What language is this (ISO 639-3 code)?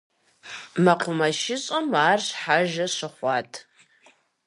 kbd